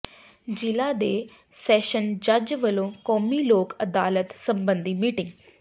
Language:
Punjabi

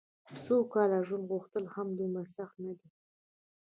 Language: Pashto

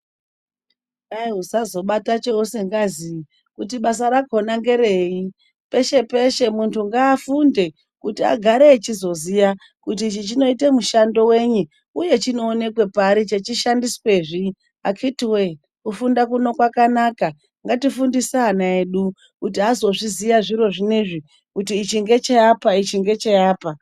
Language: Ndau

